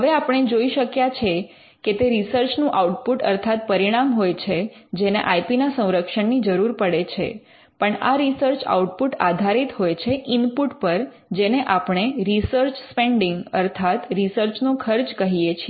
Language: Gujarati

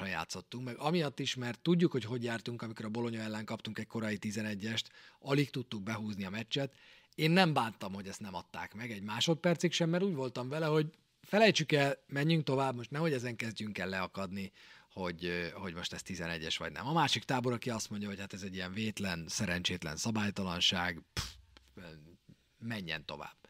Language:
Hungarian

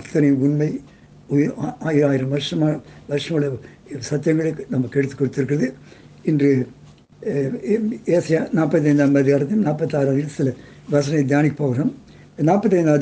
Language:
Tamil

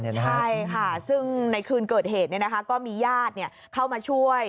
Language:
Thai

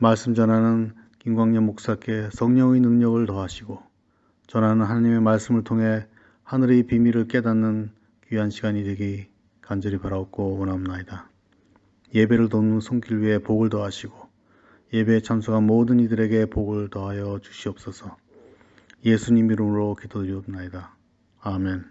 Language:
Korean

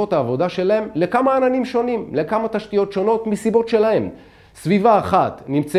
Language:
Hebrew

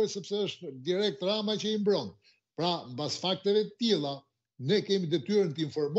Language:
Romanian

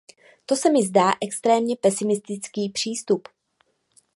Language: Czech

